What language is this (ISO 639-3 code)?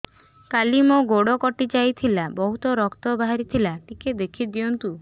ori